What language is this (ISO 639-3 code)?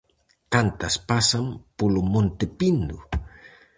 glg